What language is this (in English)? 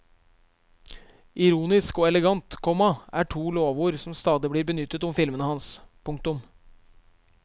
Norwegian